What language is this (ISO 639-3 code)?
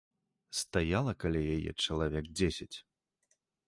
bel